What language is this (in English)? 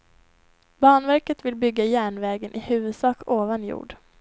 Swedish